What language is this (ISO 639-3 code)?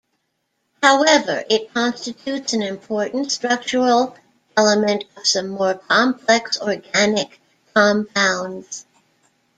eng